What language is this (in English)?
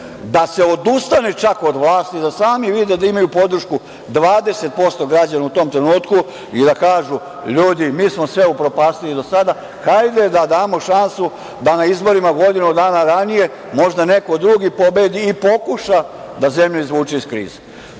Serbian